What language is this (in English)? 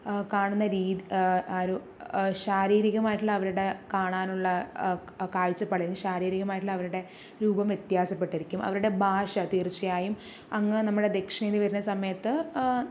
Malayalam